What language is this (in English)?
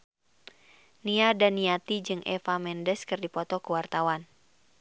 Sundanese